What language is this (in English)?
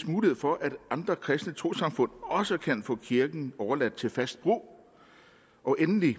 Danish